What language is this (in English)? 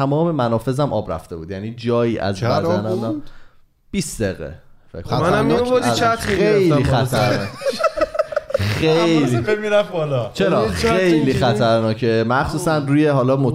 Persian